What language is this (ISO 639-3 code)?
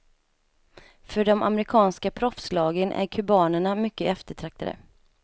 swe